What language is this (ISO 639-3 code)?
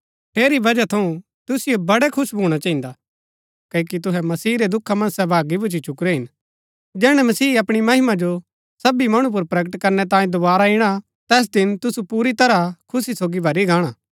gbk